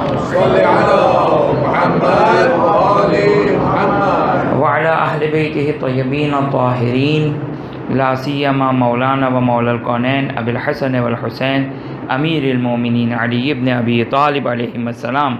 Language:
Hindi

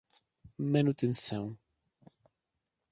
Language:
Portuguese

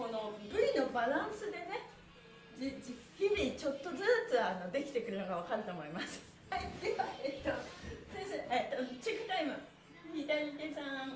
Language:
Japanese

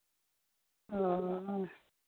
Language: Santali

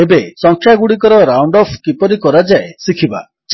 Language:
Odia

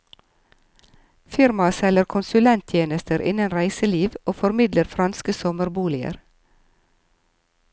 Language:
Norwegian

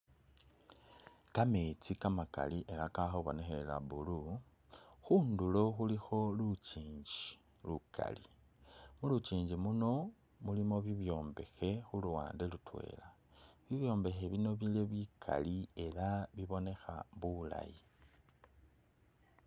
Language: Masaaba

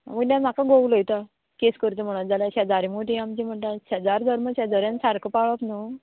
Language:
Konkani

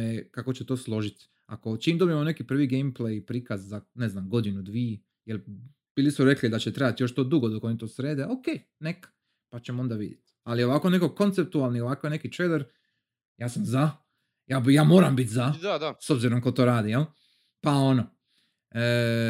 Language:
Croatian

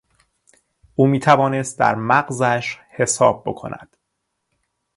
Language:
Persian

